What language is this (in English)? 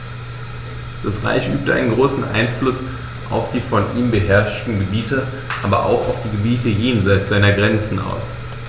German